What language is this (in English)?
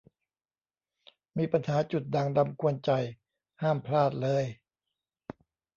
Thai